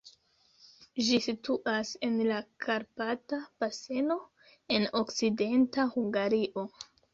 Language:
Esperanto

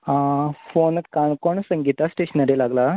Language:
Konkani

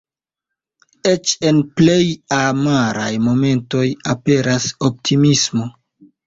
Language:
Esperanto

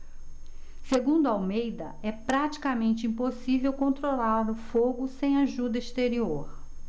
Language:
Portuguese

